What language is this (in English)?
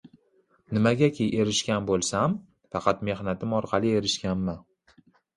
Uzbek